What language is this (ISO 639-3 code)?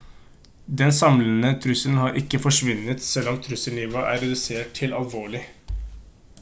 nob